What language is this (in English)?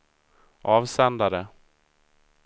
Swedish